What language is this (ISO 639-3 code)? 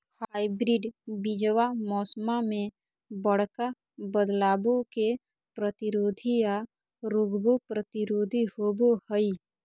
mag